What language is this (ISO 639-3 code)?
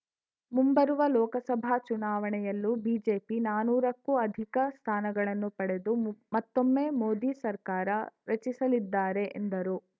kan